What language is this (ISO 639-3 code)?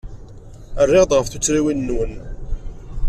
kab